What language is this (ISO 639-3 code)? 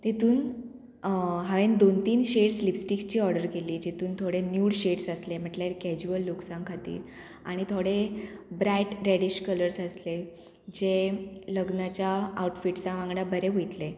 kok